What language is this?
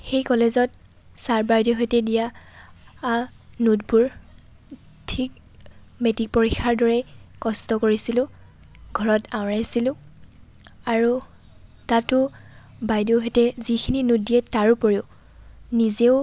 Assamese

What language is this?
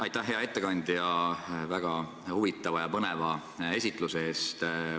Estonian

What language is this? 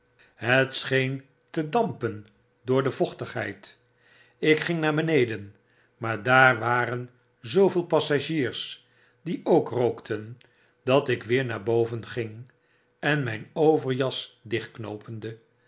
Dutch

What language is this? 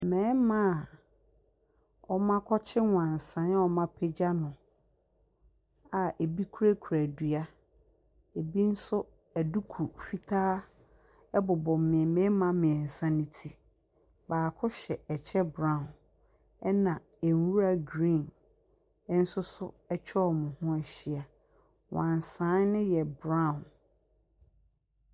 Akan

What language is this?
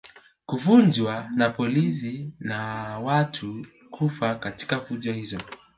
Swahili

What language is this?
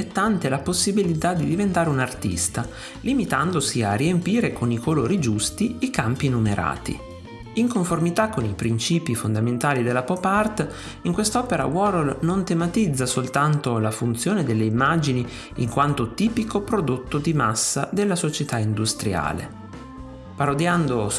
Italian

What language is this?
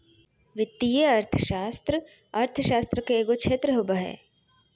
Magahi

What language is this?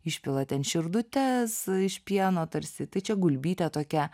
Lithuanian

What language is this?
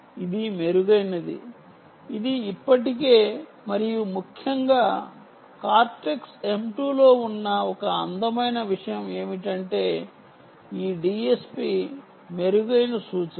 Telugu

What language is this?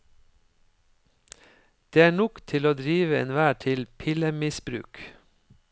Norwegian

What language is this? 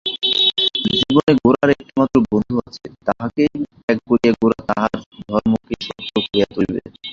Bangla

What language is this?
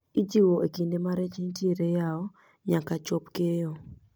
Luo (Kenya and Tanzania)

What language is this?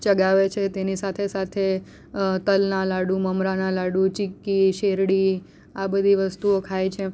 Gujarati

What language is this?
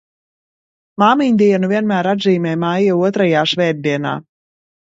Latvian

